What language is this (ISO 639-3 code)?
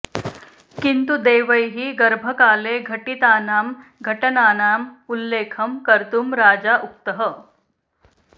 san